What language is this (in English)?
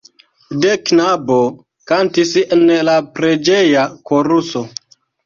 Esperanto